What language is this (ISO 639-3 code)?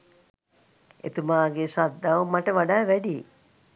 sin